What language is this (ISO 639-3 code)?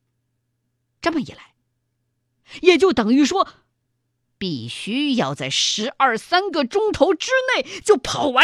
zho